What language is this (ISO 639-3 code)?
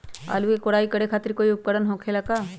mag